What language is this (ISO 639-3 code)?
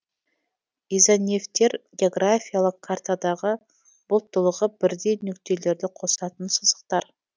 kaz